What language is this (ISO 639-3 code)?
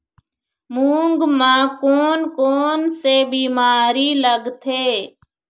hne